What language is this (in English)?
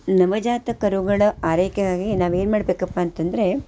Kannada